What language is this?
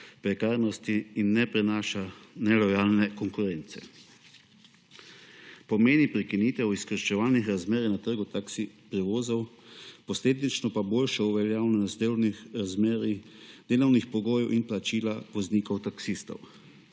Slovenian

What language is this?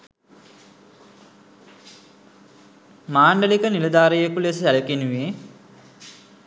Sinhala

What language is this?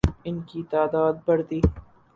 Urdu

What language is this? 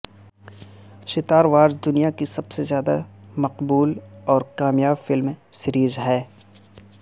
Urdu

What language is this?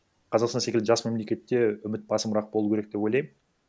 Kazakh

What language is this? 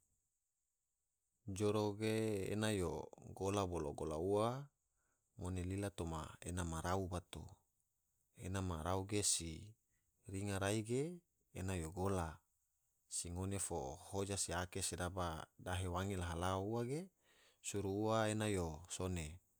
Tidore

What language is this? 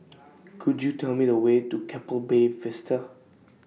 English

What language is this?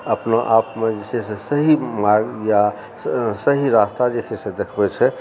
Maithili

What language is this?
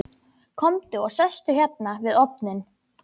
Icelandic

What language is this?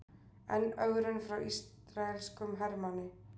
Icelandic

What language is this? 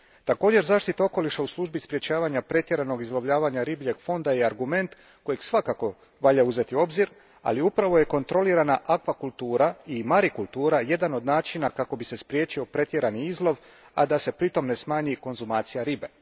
Croatian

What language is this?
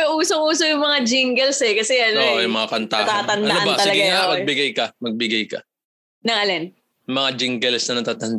Filipino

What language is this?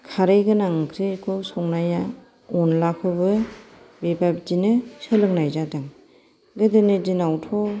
Bodo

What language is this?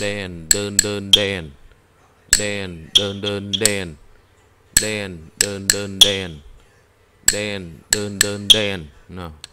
Vietnamese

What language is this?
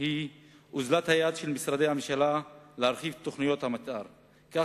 Hebrew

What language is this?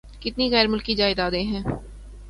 Urdu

